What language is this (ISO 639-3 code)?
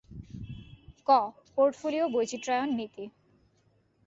ben